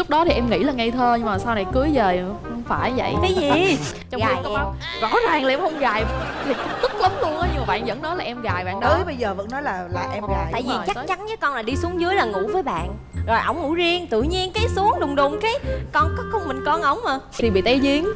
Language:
Vietnamese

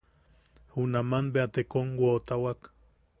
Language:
Yaqui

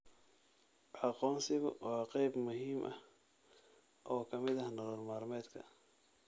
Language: Somali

